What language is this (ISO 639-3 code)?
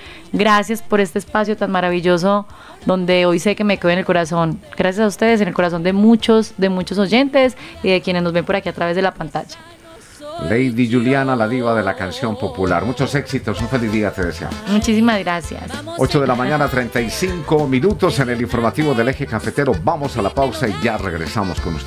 spa